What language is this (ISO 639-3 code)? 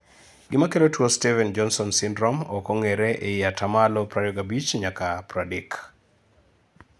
luo